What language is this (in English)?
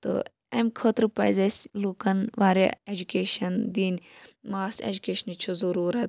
Kashmiri